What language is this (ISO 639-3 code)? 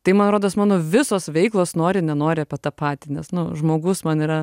lit